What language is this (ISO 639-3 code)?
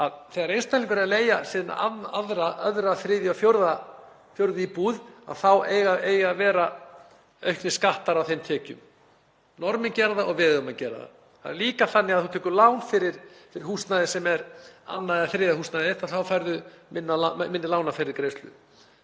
isl